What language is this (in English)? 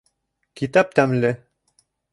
Bashkir